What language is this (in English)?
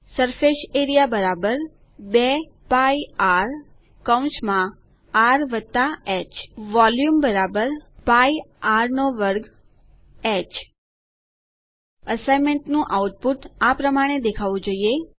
Gujarati